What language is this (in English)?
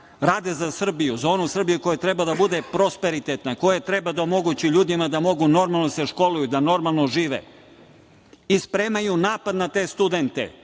Serbian